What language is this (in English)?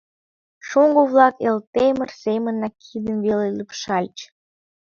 Mari